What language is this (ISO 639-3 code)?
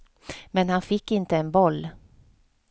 swe